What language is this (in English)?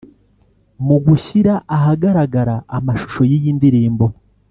Kinyarwanda